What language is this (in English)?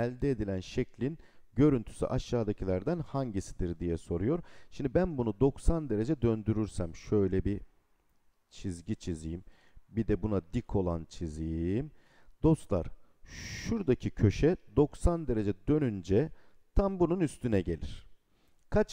Turkish